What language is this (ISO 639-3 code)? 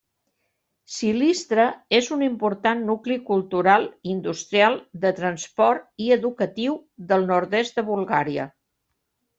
cat